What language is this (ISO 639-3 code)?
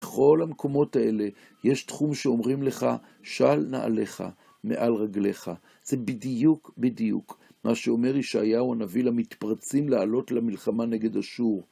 heb